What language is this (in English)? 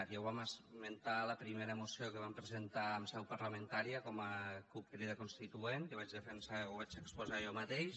Catalan